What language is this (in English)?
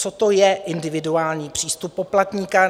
Czech